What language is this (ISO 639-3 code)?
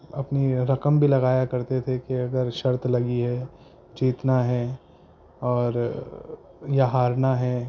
urd